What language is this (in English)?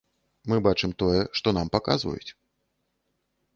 Belarusian